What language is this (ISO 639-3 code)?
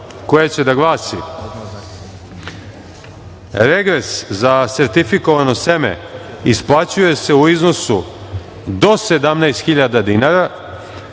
srp